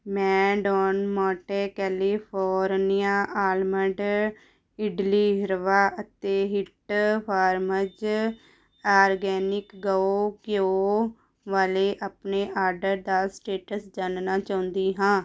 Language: Punjabi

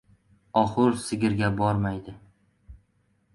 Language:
Uzbek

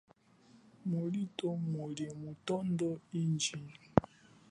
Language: Chokwe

